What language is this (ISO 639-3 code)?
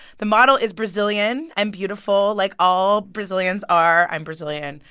eng